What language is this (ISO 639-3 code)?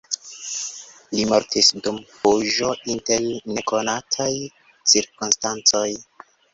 epo